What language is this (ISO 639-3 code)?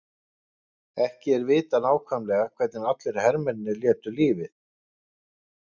isl